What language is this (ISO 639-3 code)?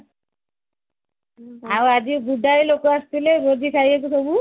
ori